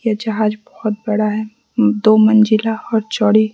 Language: Hindi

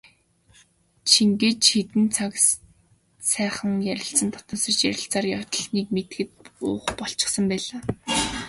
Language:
Mongolian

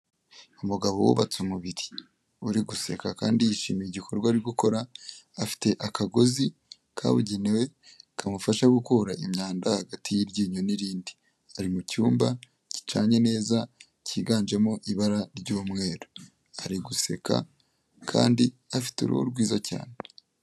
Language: Kinyarwanda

